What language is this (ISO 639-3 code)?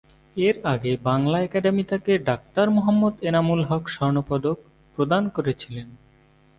ben